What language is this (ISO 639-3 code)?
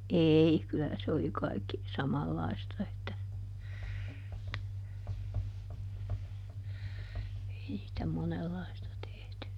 fin